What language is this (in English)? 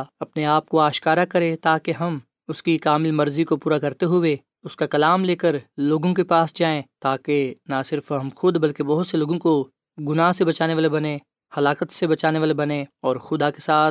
Urdu